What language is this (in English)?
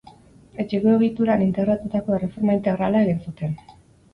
Basque